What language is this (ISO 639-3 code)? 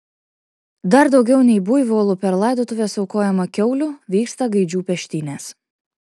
lit